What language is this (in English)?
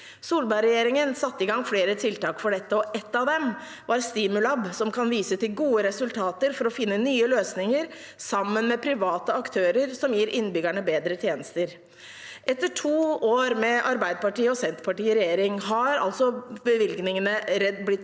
Norwegian